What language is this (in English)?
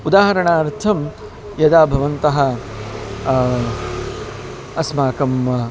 Sanskrit